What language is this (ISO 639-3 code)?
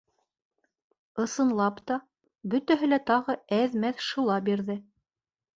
bak